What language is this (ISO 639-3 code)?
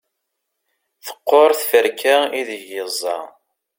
kab